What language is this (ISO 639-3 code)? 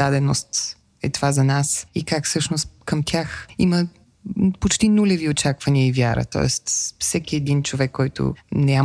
bul